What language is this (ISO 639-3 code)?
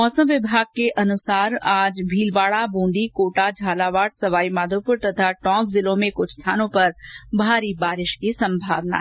hin